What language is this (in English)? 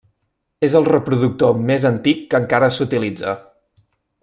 Catalan